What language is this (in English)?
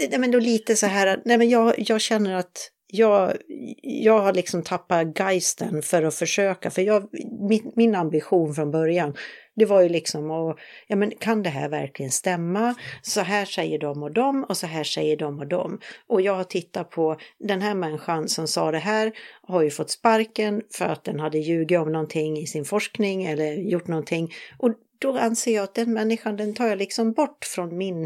Swedish